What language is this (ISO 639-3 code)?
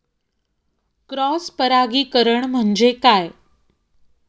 mar